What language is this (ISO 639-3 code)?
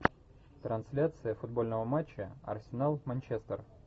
rus